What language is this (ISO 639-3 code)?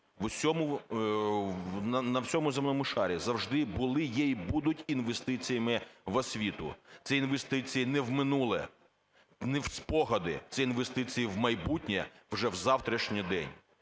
ukr